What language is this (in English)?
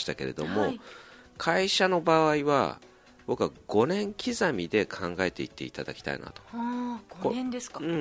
Japanese